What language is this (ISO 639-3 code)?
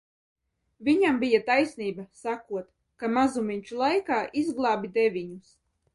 lav